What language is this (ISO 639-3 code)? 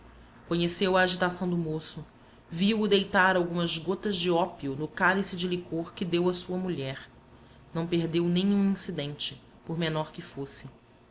por